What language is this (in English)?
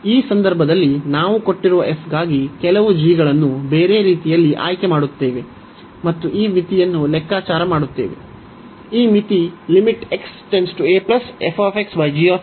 Kannada